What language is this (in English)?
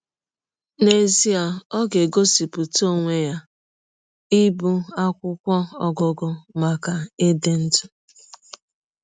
Igbo